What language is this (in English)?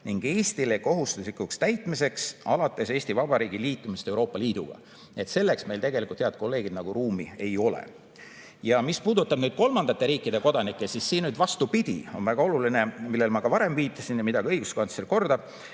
Estonian